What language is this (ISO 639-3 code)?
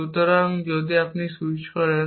ben